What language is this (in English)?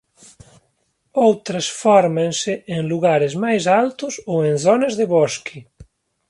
Galician